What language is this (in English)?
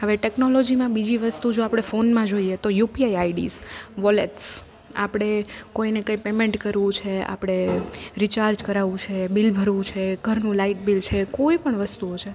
Gujarati